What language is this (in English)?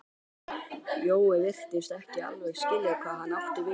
Icelandic